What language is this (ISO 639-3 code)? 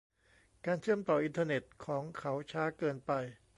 tha